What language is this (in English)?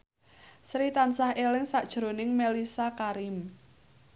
Javanese